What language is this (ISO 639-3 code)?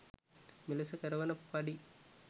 sin